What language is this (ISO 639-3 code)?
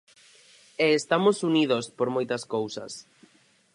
glg